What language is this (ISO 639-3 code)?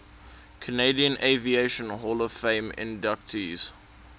eng